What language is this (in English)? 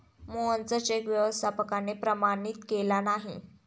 Marathi